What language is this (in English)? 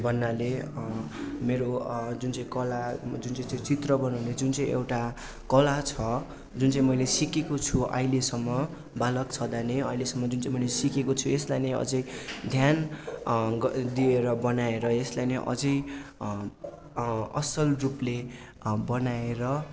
Nepali